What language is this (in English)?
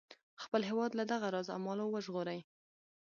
Pashto